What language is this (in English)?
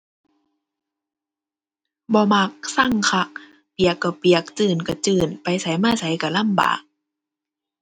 Thai